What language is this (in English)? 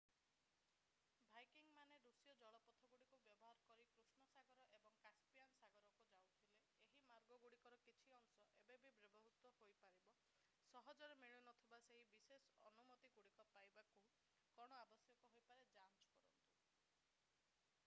Odia